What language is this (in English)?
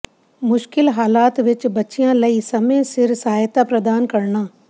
Punjabi